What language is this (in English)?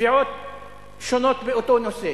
Hebrew